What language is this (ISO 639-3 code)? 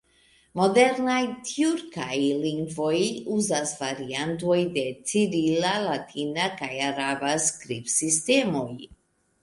epo